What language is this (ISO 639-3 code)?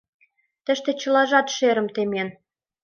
chm